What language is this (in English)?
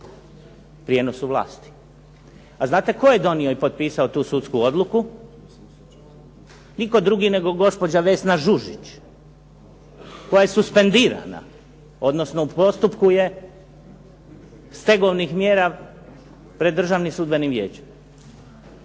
Croatian